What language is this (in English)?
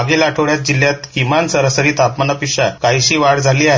Marathi